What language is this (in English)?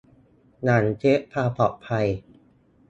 Thai